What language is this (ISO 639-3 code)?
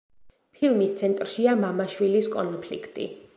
kat